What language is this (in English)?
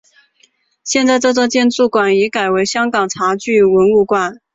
Chinese